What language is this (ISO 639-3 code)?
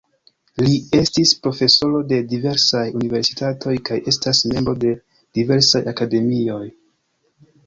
epo